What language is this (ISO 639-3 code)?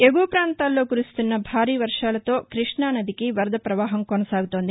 tel